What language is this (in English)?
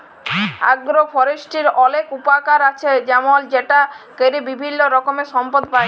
Bangla